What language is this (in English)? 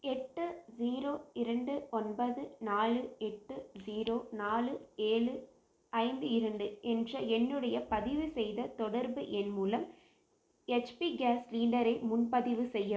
Tamil